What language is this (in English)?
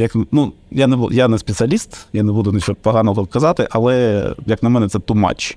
Ukrainian